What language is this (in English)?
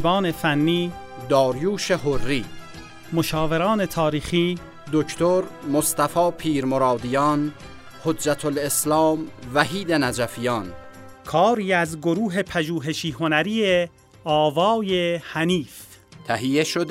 Persian